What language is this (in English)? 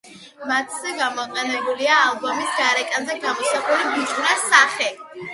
Georgian